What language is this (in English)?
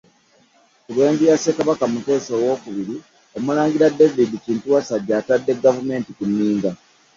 Ganda